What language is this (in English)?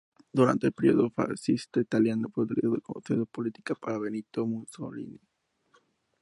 Spanish